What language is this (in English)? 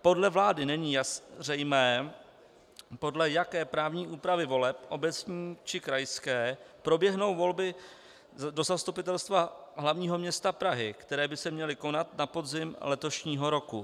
Czech